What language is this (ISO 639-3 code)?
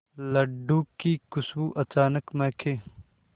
hin